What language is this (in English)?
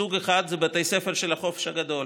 Hebrew